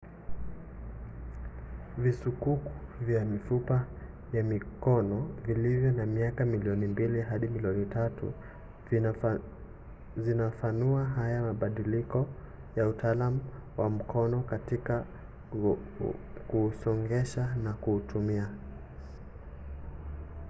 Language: Swahili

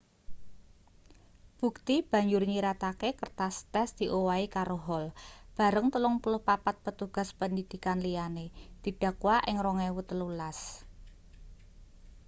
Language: Javanese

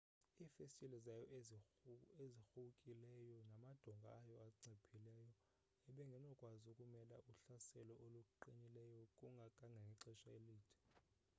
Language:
Xhosa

